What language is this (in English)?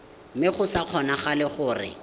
Tswana